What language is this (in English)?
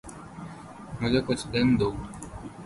Urdu